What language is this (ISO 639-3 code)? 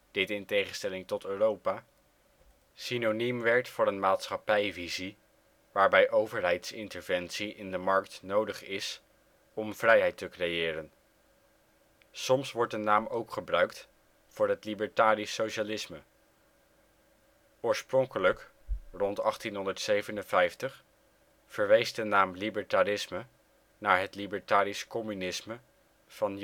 nld